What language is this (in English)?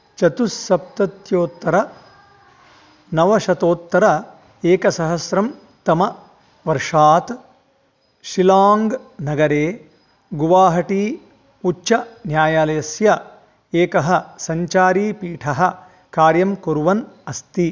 Sanskrit